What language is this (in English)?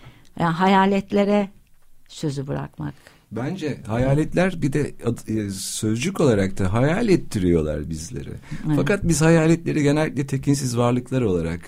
Turkish